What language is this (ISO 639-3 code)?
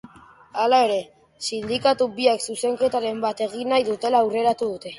eus